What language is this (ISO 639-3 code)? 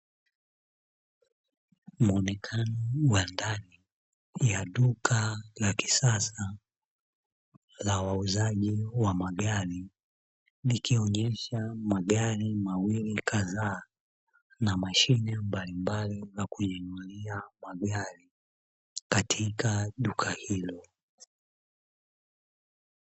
swa